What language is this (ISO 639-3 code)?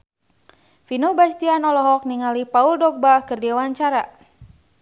sun